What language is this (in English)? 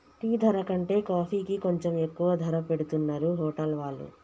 Telugu